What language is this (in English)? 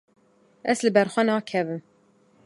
Kurdish